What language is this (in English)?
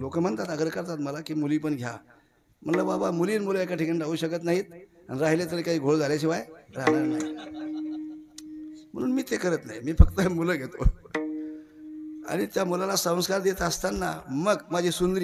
Arabic